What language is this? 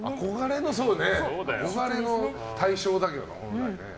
Japanese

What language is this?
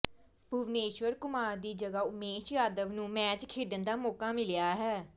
Punjabi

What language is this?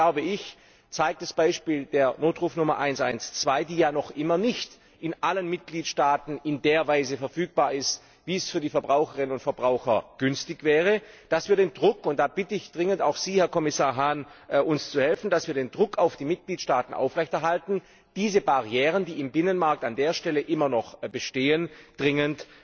German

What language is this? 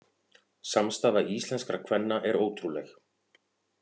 Icelandic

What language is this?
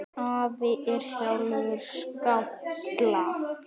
Icelandic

